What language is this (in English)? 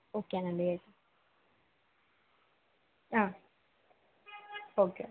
Telugu